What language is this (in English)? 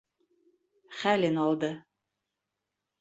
Bashkir